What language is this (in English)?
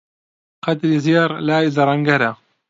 Central Kurdish